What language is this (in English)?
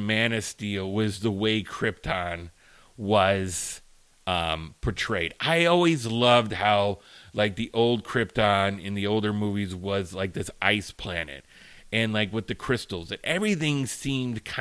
English